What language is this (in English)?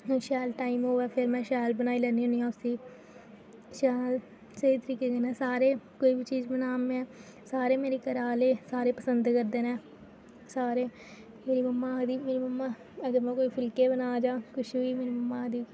Dogri